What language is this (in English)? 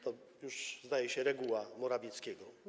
Polish